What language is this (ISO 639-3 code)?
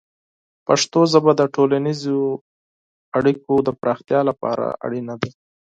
pus